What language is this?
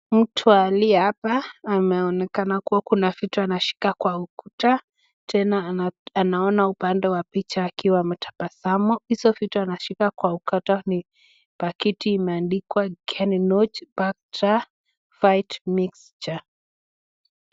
Swahili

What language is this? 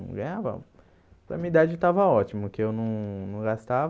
Portuguese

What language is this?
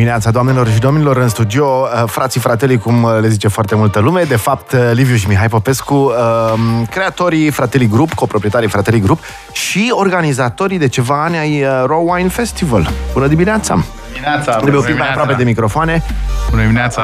Romanian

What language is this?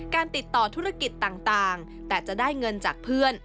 Thai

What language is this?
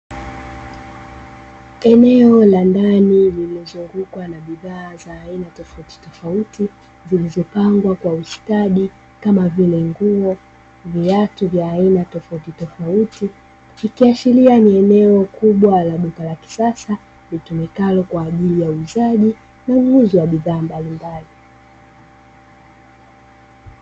Swahili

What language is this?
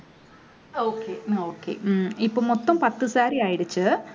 Tamil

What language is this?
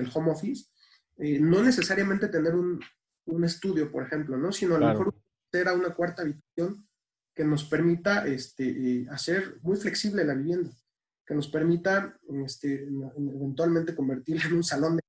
Spanish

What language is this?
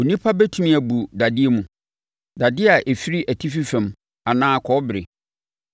Akan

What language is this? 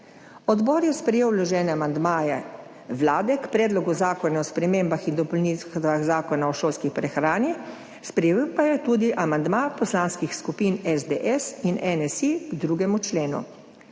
Slovenian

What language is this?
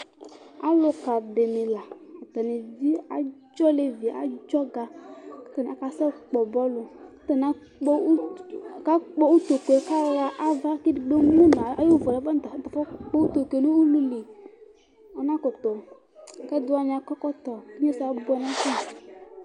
Ikposo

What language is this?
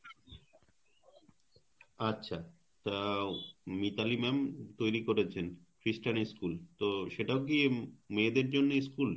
Bangla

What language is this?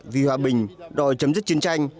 Vietnamese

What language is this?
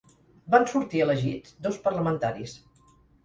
Catalan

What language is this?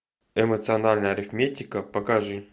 Russian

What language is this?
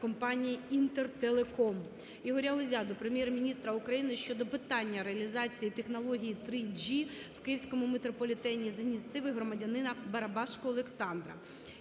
Ukrainian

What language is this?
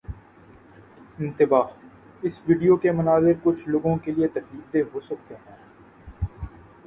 Urdu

